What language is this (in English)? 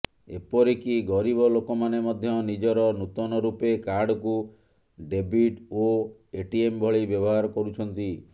Odia